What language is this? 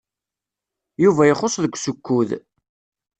Kabyle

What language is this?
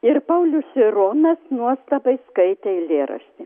Lithuanian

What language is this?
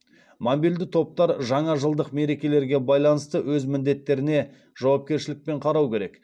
Kazakh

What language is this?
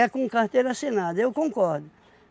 Portuguese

